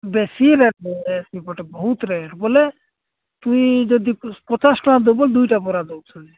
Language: Odia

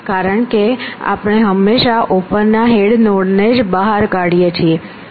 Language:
Gujarati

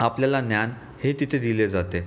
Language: Marathi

